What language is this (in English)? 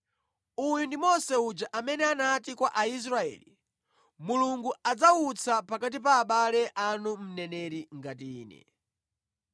Nyanja